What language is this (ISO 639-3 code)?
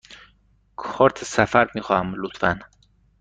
fas